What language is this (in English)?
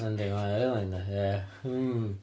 Welsh